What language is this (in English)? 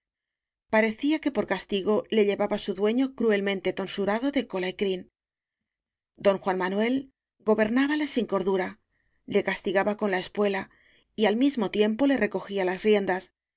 Spanish